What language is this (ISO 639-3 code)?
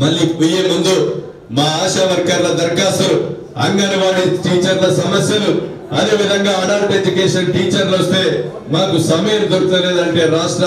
tel